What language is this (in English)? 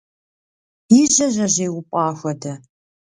Kabardian